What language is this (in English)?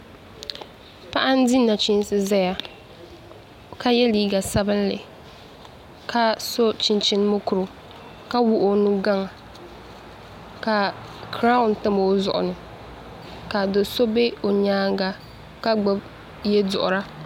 Dagbani